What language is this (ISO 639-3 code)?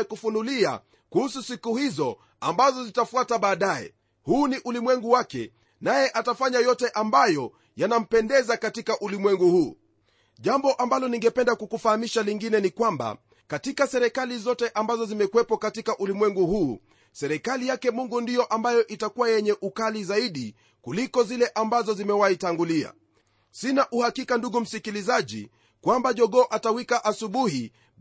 swa